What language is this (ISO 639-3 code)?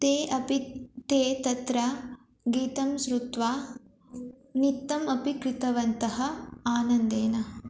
san